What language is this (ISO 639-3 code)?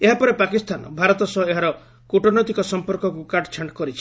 ori